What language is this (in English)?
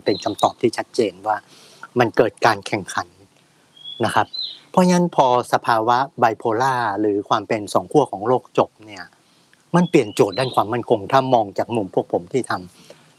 Thai